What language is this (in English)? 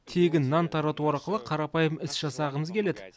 Kazakh